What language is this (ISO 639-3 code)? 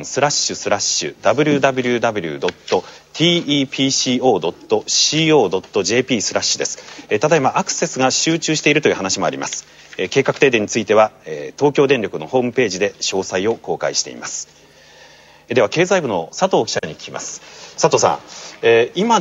jpn